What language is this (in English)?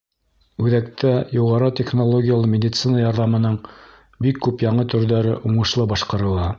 Bashkir